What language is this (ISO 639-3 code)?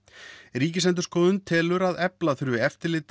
isl